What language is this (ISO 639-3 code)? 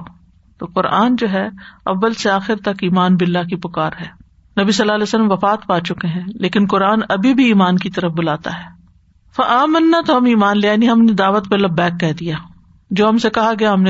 urd